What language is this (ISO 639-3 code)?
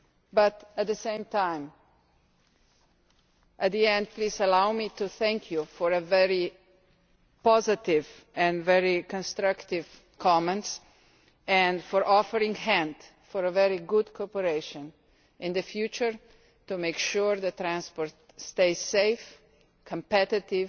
eng